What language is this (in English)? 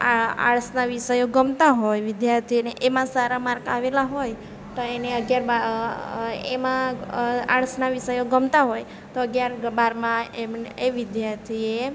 Gujarati